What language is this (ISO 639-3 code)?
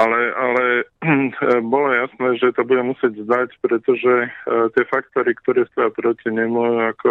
slk